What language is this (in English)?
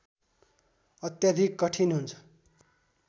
Nepali